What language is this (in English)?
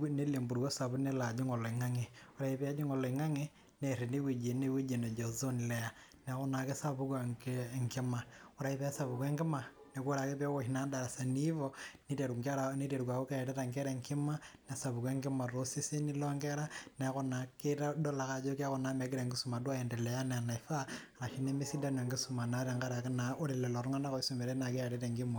Masai